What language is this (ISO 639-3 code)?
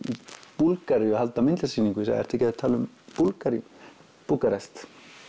isl